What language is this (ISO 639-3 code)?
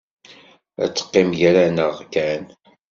kab